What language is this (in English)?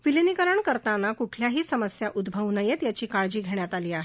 Marathi